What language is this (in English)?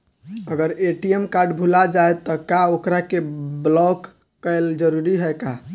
Bhojpuri